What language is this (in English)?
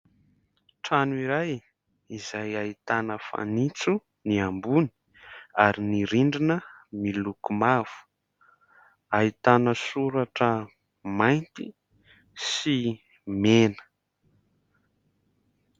Malagasy